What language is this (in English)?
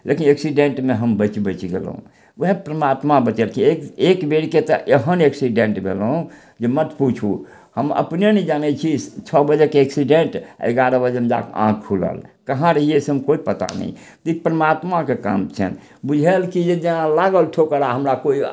Maithili